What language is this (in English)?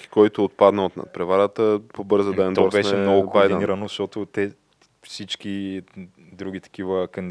Bulgarian